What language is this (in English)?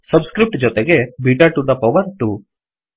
Kannada